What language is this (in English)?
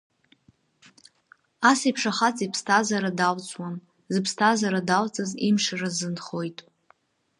Abkhazian